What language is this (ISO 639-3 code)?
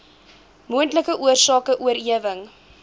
afr